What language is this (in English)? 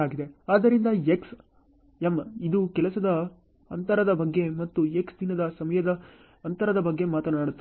Kannada